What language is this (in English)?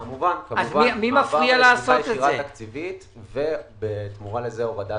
Hebrew